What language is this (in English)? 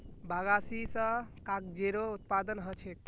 Magahi